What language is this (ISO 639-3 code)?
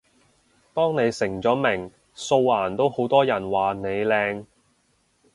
yue